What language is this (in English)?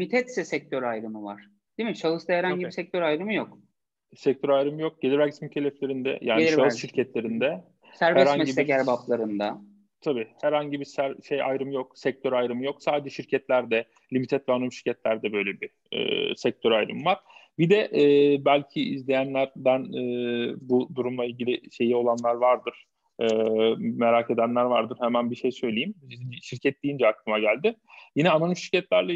Turkish